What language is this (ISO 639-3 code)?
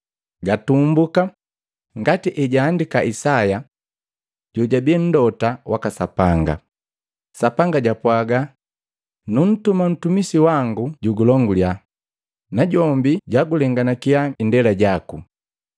mgv